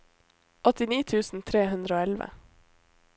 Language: Norwegian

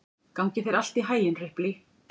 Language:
Icelandic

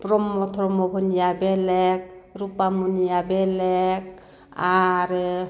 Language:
Bodo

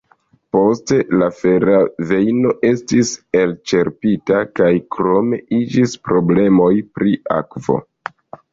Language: Esperanto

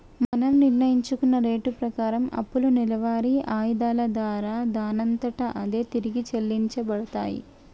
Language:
Telugu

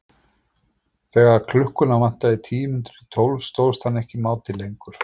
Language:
Icelandic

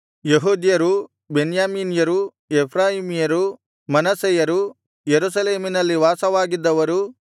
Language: Kannada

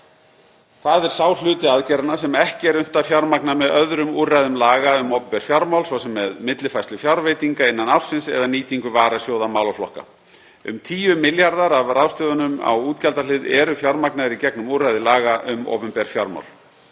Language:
Icelandic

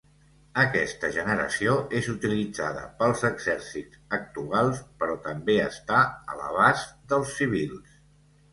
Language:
Catalan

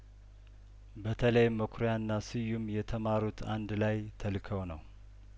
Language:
Amharic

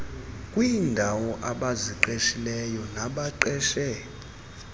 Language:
Xhosa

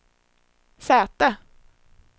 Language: Swedish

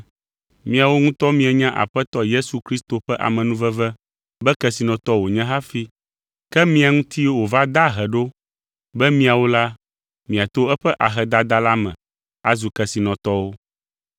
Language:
Ewe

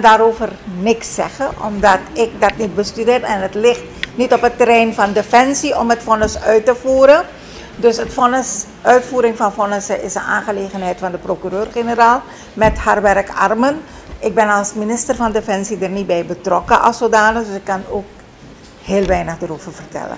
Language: Dutch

